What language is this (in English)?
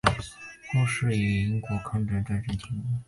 Chinese